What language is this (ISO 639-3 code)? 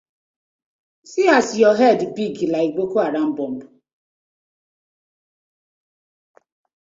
pcm